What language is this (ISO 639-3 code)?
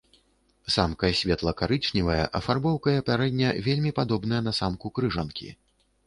bel